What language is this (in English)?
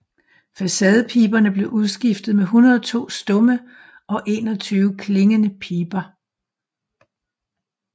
Danish